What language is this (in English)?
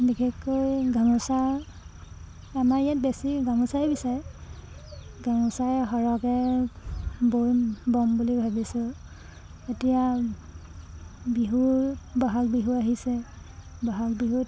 Assamese